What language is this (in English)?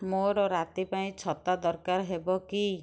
Odia